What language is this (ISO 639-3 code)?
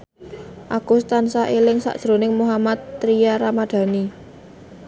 jav